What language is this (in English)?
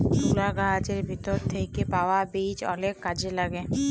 Bangla